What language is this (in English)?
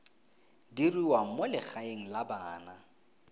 Tswana